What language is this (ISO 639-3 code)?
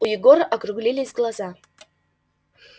rus